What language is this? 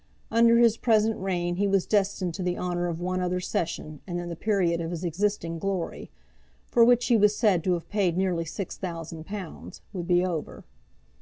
English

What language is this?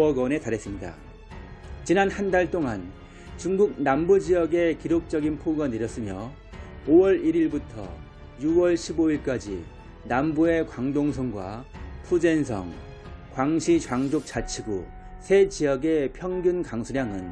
Korean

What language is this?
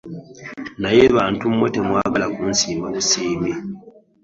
Ganda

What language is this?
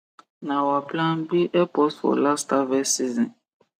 Nigerian Pidgin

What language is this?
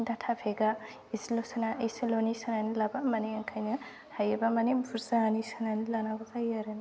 Bodo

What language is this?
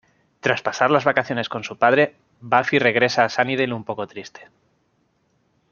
Spanish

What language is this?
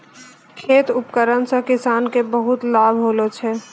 Maithili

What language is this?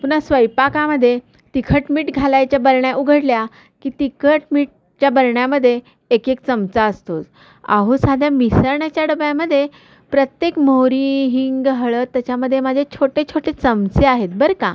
Marathi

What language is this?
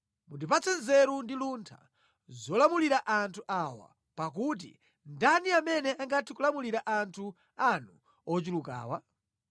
Nyanja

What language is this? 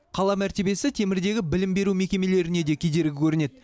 Kazakh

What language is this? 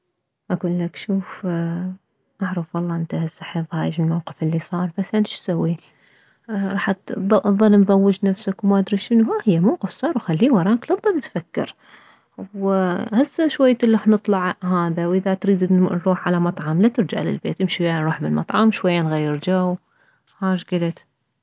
Mesopotamian Arabic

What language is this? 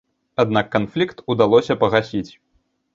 Belarusian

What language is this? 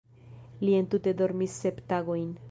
Esperanto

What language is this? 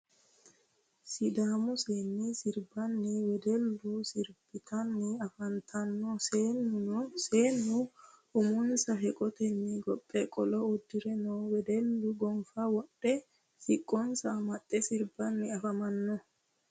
Sidamo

